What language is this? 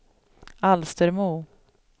Swedish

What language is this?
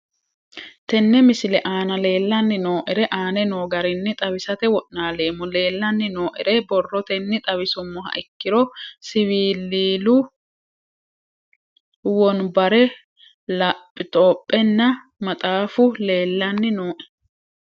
Sidamo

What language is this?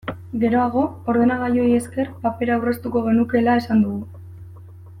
Basque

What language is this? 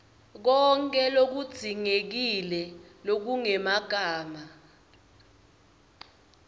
Swati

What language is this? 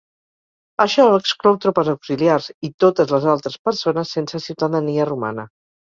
Catalan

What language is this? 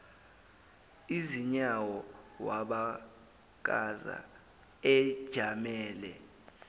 Zulu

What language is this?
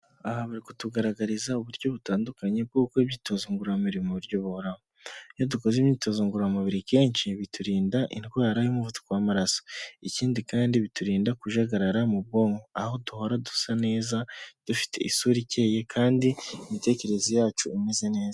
Kinyarwanda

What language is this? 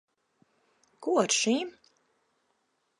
Latvian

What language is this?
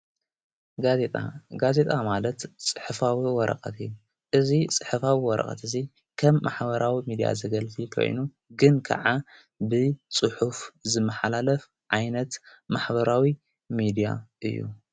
Tigrinya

